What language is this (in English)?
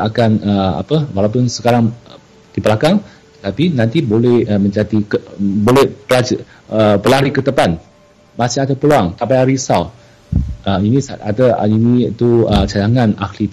Malay